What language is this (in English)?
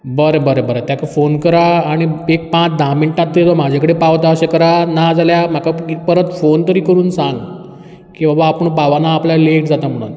Konkani